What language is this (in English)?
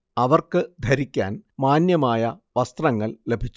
Malayalam